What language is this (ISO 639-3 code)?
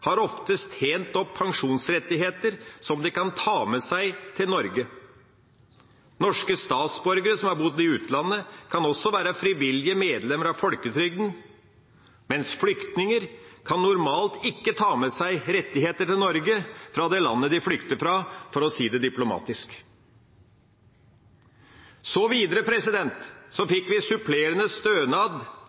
nob